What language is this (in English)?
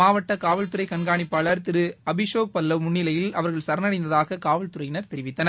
Tamil